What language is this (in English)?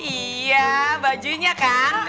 Indonesian